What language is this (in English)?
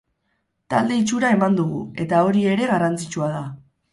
Basque